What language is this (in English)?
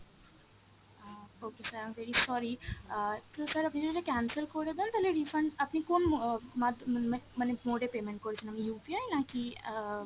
Bangla